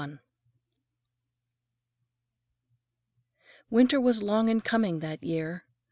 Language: English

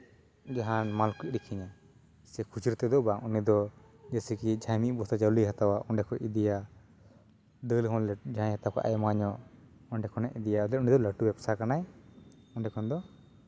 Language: Santali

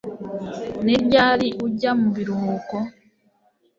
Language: Kinyarwanda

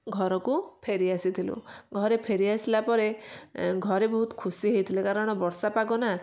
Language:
Odia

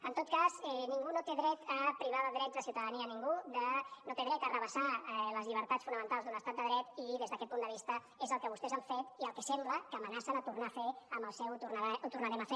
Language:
Catalan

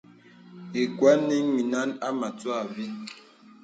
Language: Bebele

